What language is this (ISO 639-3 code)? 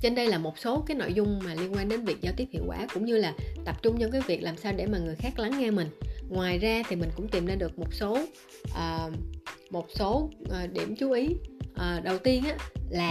vie